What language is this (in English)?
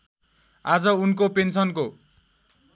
Nepali